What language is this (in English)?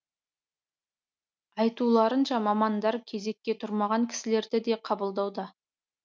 Kazakh